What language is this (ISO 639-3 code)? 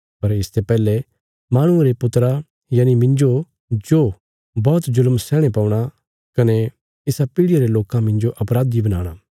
kfs